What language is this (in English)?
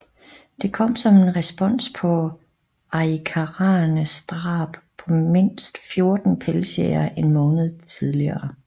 Danish